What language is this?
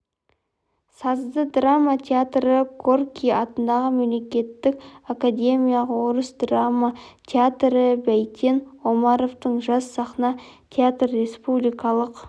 Kazakh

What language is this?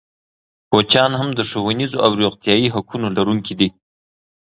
Pashto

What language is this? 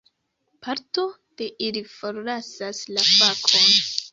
Esperanto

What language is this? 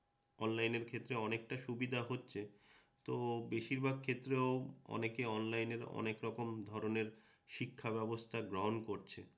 Bangla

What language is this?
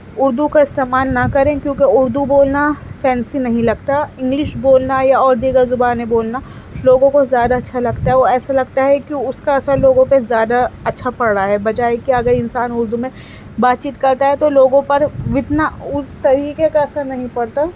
Urdu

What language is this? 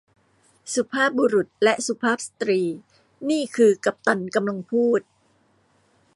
Thai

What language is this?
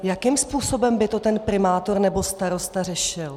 Czech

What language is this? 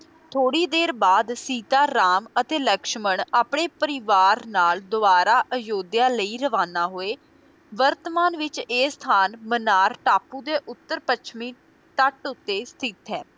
Punjabi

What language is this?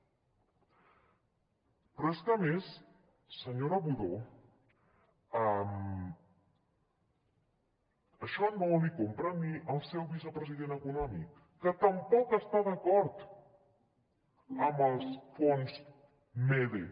Catalan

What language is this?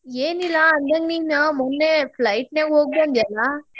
Kannada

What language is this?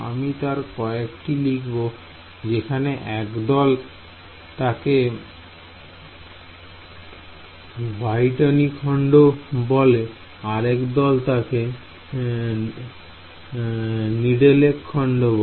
Bangla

